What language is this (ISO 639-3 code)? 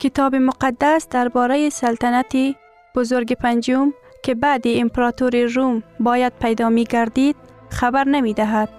fas